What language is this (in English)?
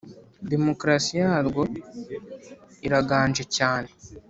Kinyarwanda